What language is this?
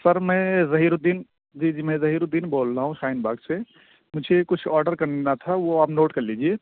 Urdu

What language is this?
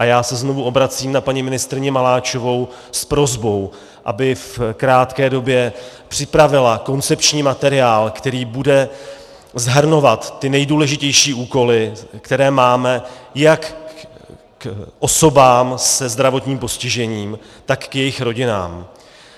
Czech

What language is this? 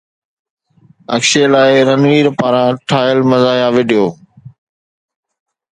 Sindhi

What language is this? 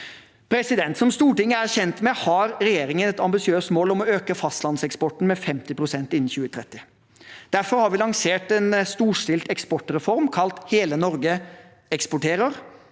Norwegian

